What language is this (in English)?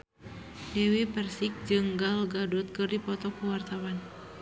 Sundanese